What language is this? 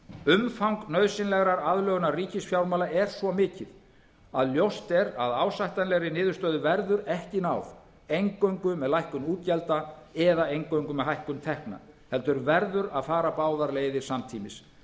Icelandic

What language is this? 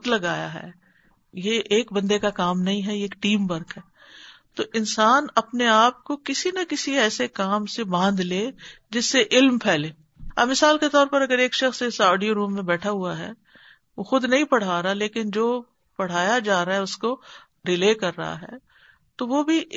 Urdu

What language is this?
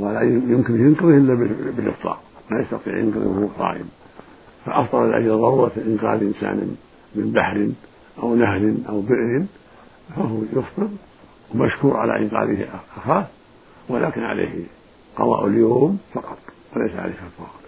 Arabic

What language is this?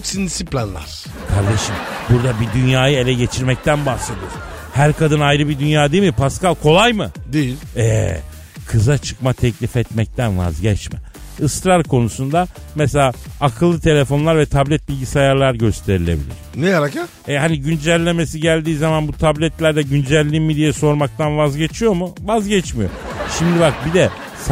Turkish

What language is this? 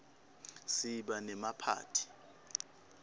Swati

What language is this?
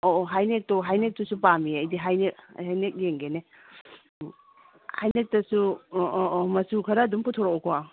Manipuri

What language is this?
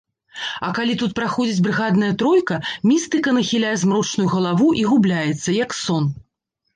Belarusian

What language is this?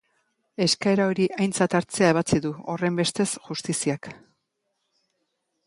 Basque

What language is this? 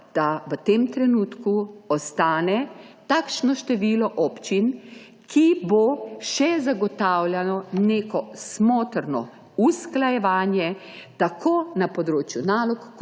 Slovenian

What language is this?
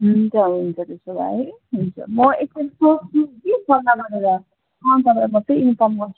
Nepali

